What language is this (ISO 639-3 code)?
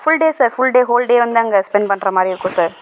tam